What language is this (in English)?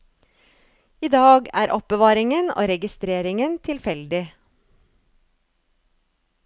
Norwegian